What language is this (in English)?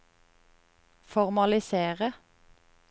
Norwegian